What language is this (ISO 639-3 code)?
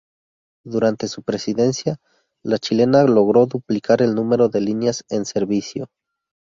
spa